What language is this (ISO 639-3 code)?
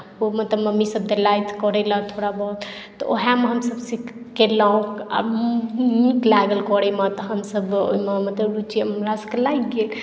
mai